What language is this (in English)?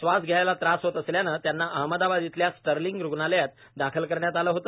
Marathi